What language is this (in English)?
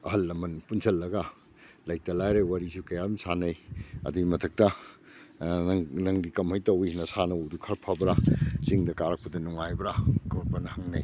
Manipuri